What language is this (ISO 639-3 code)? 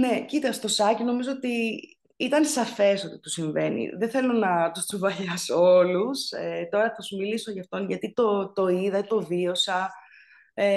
ell